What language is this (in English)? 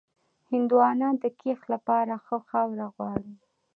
Pashto